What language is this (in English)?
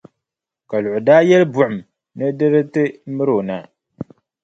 Dagbani